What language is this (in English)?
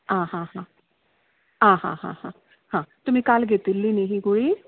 Konkani